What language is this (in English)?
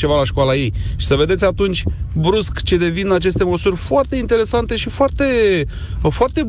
Romanian